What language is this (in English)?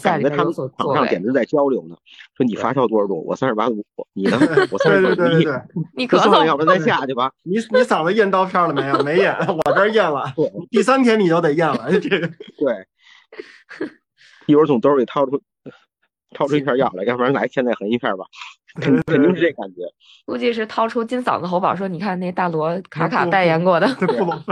Chinese